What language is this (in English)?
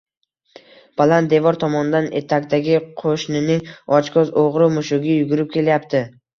Uzbek